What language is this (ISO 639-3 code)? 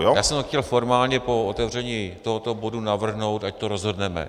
ces